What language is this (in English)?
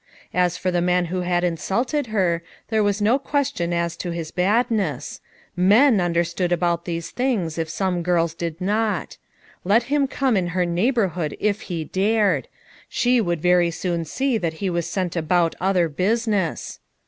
English